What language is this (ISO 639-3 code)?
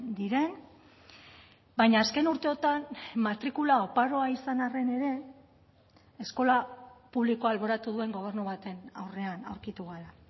eus